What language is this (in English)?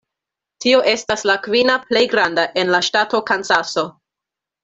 Esperanto